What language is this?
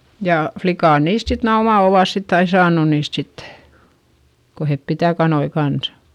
Finnish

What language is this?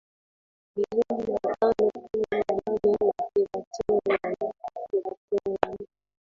Swahili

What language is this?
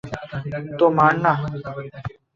Bangla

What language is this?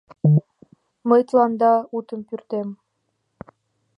Mari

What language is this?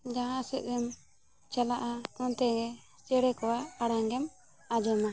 Santali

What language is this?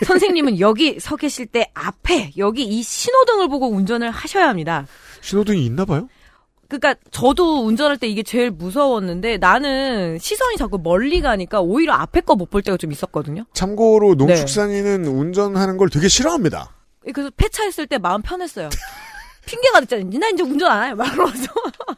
Korean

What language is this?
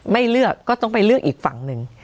Thai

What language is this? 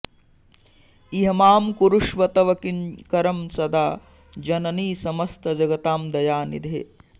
Sanskrit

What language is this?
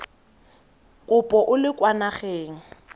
Tswana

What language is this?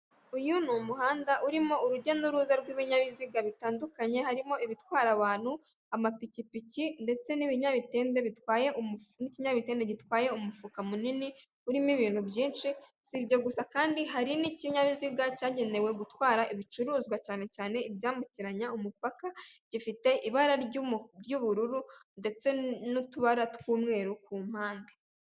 Kinyarwanda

